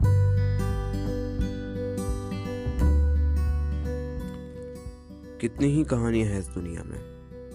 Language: Hindi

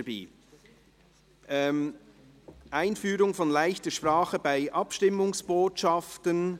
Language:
Swiss German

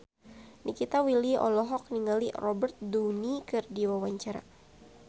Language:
Sundanese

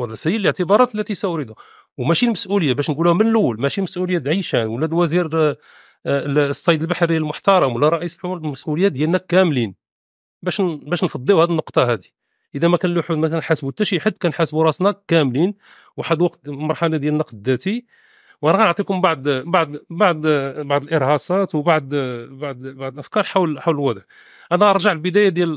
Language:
Arabic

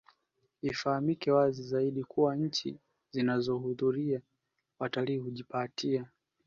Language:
Swahili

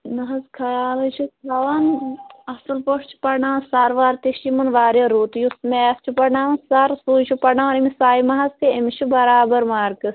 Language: Kashmiri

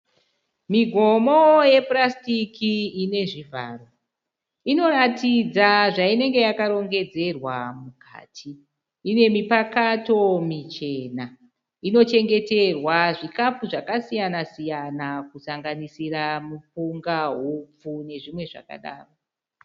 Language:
Shona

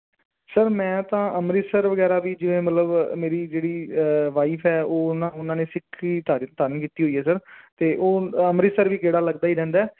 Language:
Punjabi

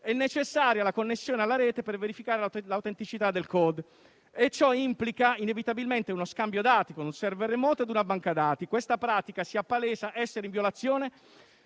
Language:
Italian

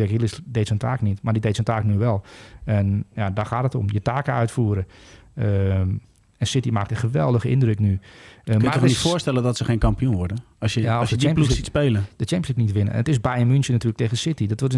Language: Dutch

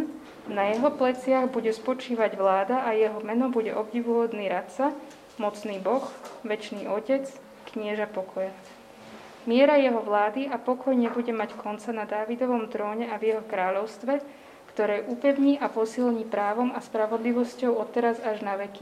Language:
Slovak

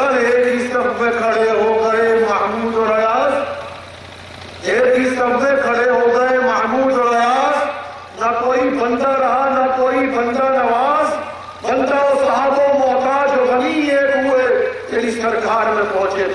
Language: Romanian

